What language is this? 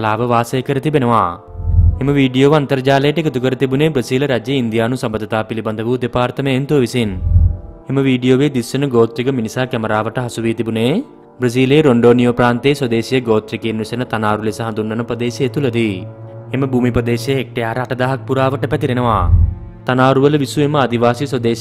Indonesian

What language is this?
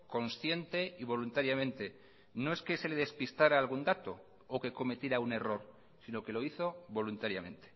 Spanish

